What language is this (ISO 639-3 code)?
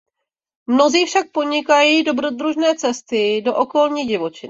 ces